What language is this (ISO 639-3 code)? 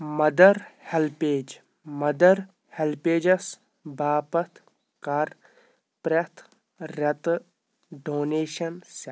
kas